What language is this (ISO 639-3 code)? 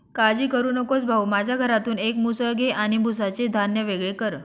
mar